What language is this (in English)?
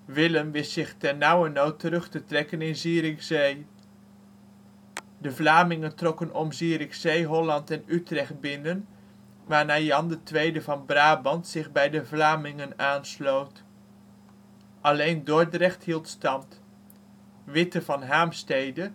Dutch